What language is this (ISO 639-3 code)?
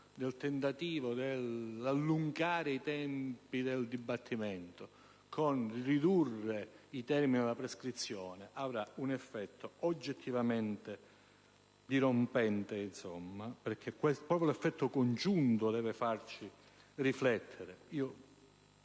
ita